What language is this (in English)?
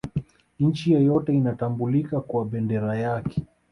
Swahili